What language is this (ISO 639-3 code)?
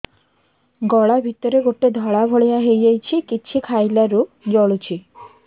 ori